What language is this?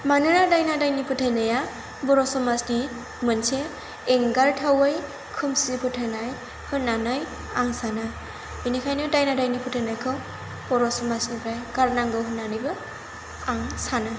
Bodo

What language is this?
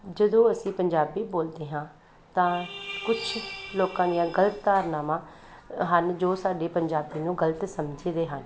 Punjabi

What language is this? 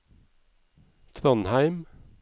Norwegian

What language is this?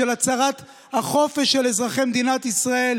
Hebrew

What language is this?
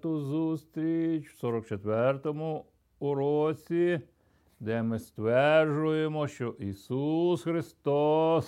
Ukrainian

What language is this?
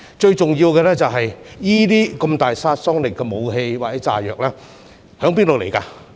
Cantonese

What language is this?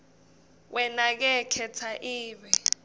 Swati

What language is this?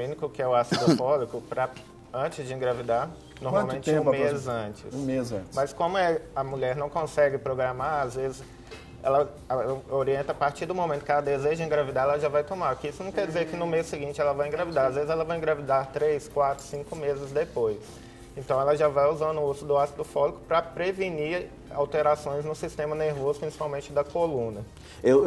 Portuguese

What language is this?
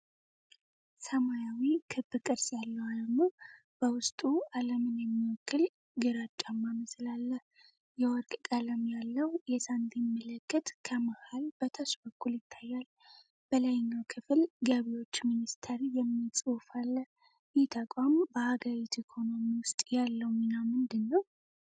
Amharic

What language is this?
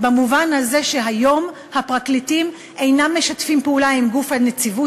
Hebrew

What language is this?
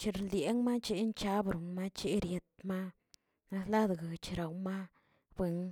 Tilquiapan Zapotec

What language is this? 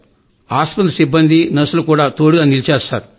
Telugu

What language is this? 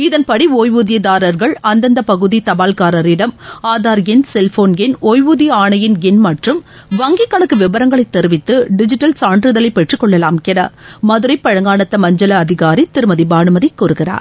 Tamil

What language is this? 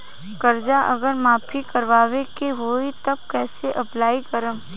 Bhojpuri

